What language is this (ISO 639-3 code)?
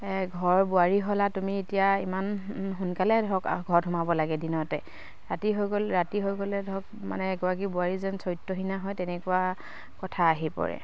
asm